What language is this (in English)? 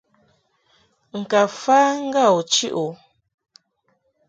Mungaka